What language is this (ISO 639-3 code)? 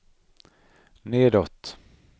swe